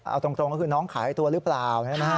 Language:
Thai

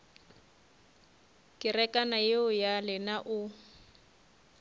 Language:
Northern Sotho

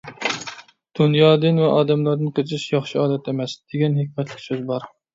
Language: Uyghur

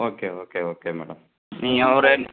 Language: Tamil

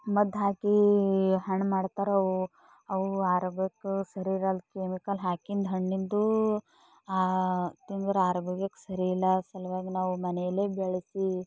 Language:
Kannada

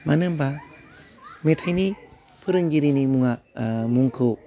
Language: Bodo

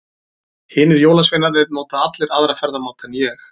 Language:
Icelandic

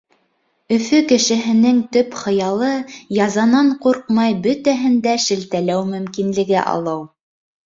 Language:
Bashkir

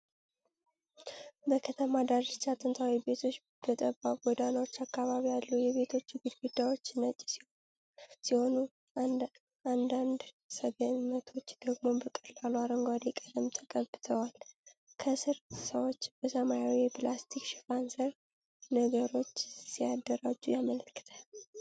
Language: Amharic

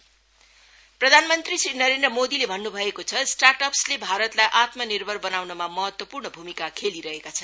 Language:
Nepali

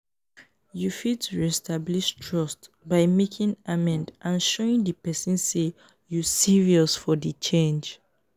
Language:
Nigerian Pidgin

